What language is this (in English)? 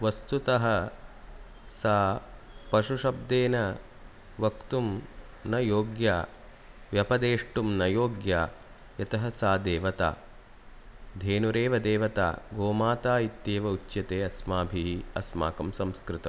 Sanskrit